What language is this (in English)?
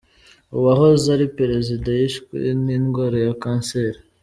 Kinyarwanda